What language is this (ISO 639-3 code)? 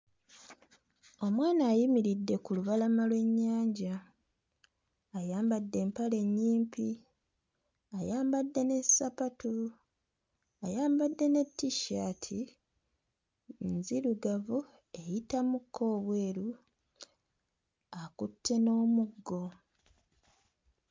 lug